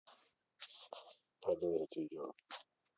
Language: Russian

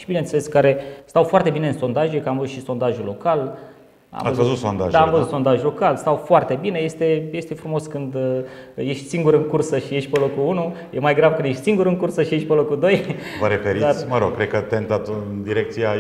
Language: Romanian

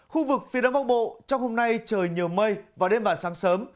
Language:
Vietnamese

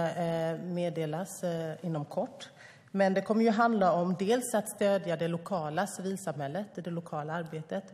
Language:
Swedish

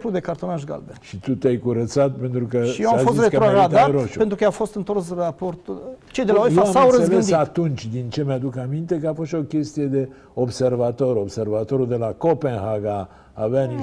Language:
Romanian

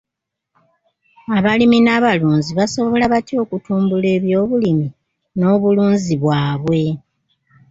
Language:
Ganda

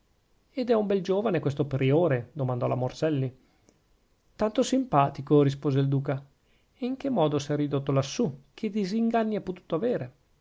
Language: Italian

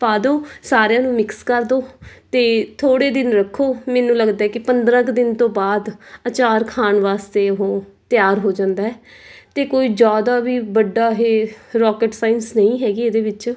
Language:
Punjabi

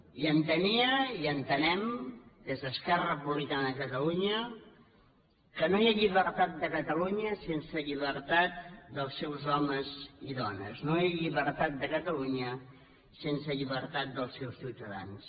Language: Catalan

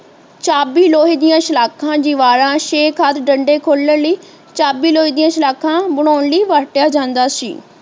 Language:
Punjabi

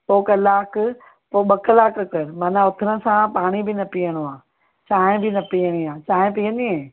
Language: Sindhi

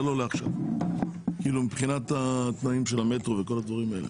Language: Hebrew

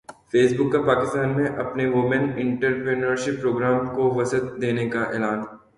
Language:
Urdu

